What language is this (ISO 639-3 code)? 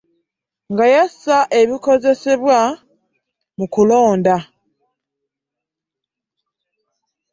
lug